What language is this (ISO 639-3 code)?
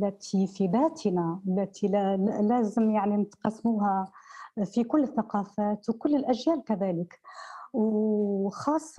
ara